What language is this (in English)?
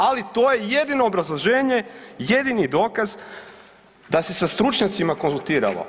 Croatian